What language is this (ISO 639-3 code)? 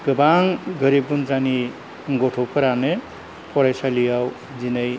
brx